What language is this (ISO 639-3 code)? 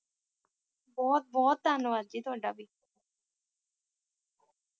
pan